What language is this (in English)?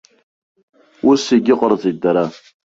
Abkhazian